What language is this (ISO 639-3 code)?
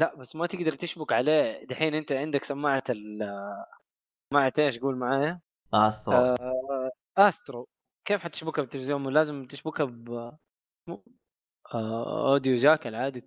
ara